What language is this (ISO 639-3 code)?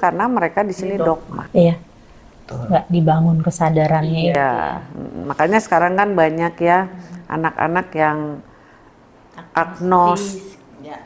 ind